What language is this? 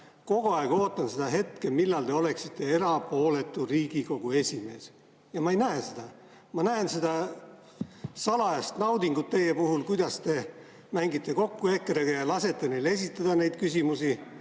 Estonian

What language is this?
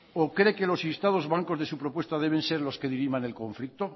Spanish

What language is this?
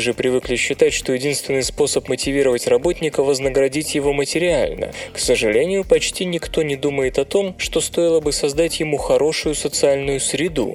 Russian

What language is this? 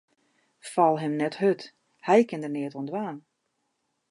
Western Frisian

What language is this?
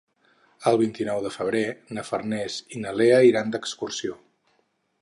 Catalan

